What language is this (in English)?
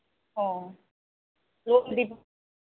Manipuri